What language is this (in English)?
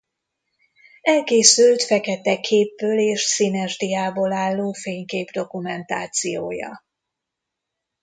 Hungarian